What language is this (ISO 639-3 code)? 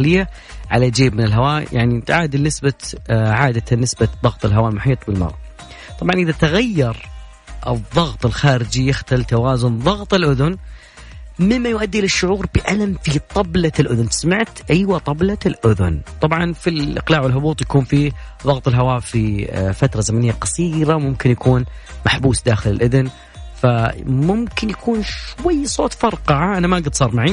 ara